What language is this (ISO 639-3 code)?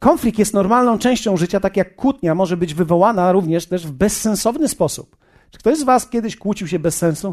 pol